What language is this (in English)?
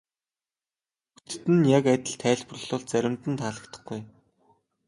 Mongolian